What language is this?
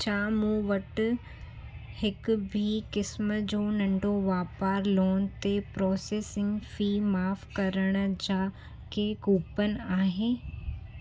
Sindhi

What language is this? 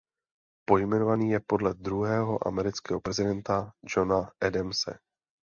Czech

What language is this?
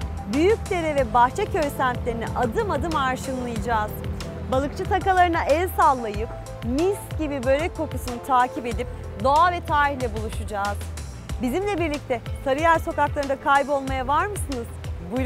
Turkish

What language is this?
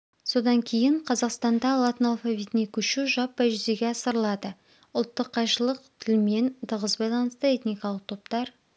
Kazakh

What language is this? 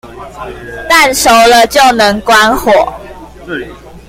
Chinese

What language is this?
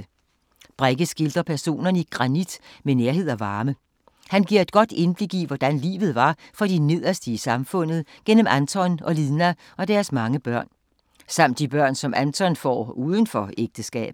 Danish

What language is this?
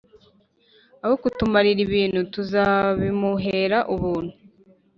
Kinyarwanda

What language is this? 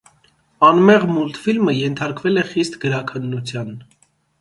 Armenian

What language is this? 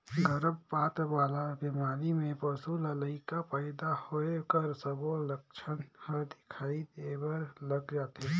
Chhattisgarhi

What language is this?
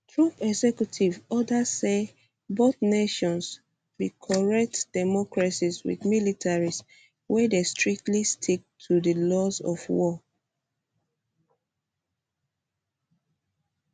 Nigerian Pidgin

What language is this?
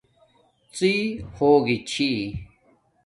Domaaki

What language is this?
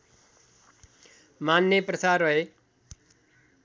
Nepali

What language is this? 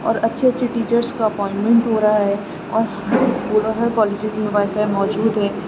Urdu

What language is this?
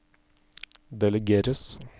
Norwegian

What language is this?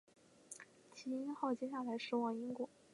Chinese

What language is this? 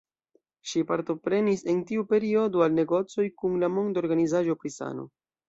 Esperanto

